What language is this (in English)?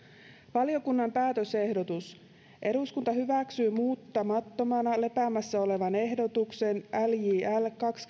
Finnish